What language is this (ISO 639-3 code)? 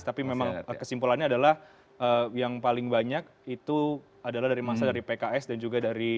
ind